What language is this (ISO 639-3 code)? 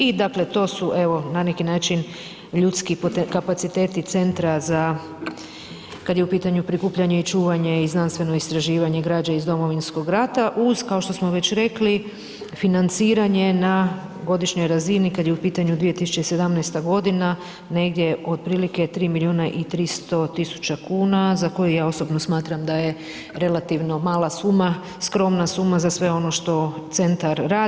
hrv